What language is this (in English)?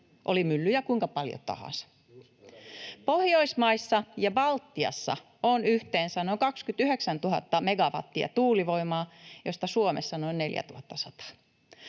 Finnish